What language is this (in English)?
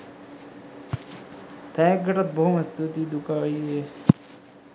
Sinhala